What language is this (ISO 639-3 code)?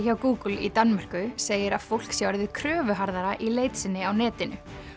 isl